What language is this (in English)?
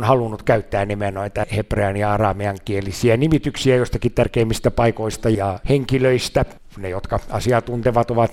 Finnish